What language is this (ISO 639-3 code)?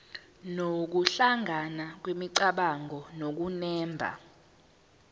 zul